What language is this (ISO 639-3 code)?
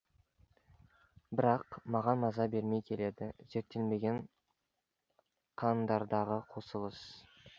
kaz